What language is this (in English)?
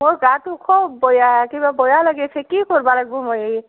Assamese